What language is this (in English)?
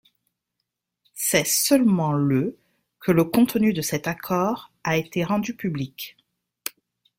French